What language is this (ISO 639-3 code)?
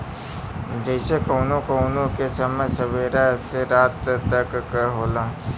bho